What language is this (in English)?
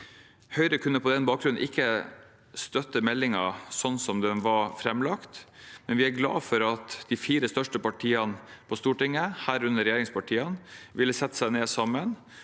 Norwegian